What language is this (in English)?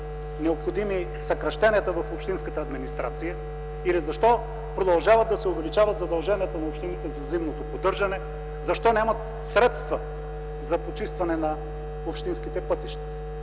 Bulgarian